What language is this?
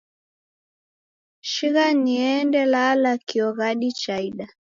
Taita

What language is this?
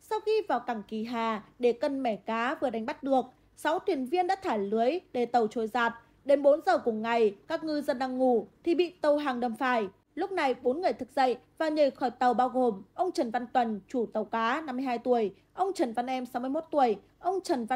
Vietnamese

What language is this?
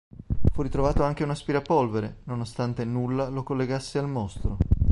Italian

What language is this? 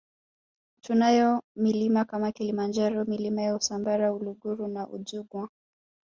Swahili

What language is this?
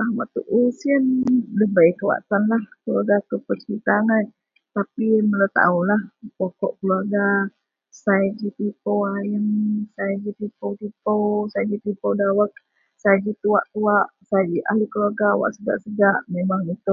Central Melanau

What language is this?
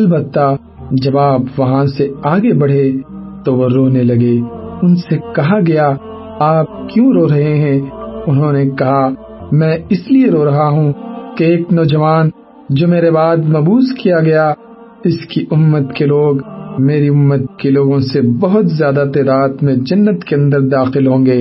Urdu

